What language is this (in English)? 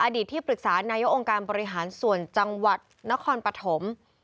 Thai